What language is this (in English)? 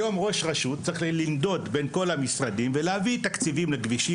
Hebrew